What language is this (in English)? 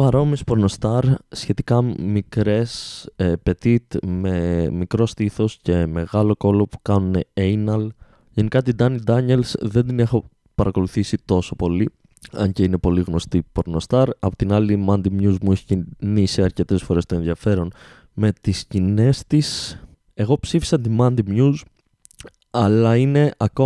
Greek